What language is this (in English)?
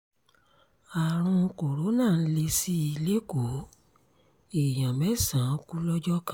Yoruba